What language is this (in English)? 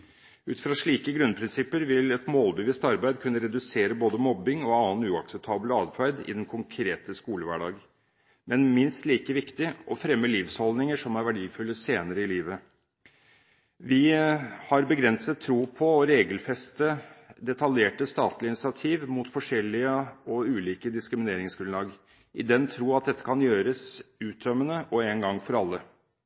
Norwegian Bokmål